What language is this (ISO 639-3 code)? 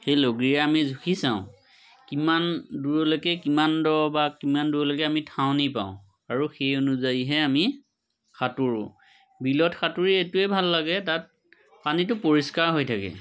asm